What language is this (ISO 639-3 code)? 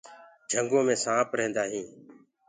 ggg